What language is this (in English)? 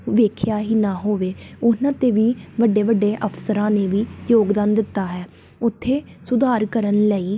Punjabi